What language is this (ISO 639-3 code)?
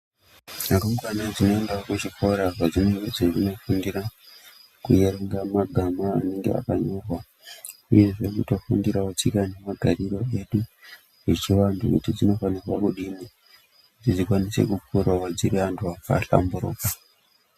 ndc